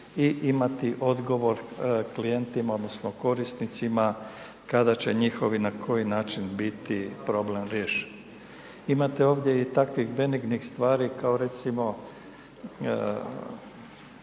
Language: Croatian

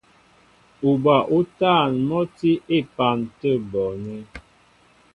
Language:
Mbo (Cameroon)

